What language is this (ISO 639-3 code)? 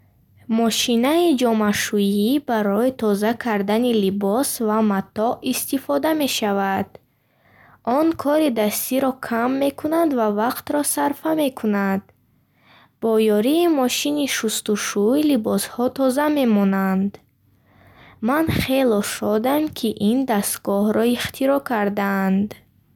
bhh